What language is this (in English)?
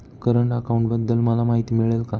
Marathi